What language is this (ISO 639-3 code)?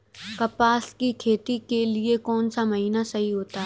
hin